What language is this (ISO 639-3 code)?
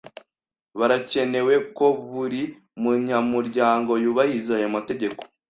kin